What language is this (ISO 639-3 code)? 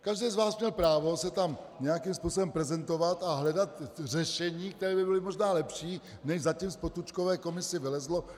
ces